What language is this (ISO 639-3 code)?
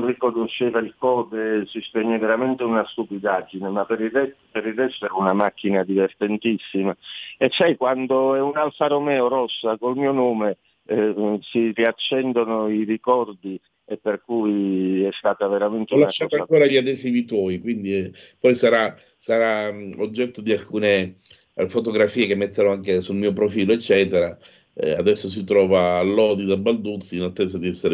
ita